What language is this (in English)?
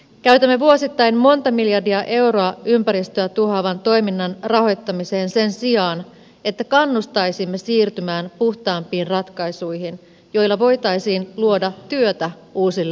Finnish